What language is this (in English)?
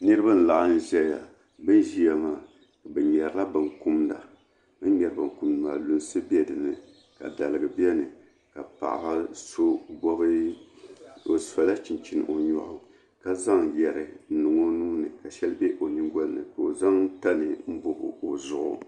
Dagbani